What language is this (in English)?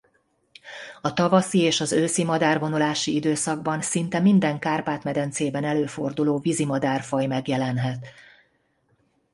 Hungarian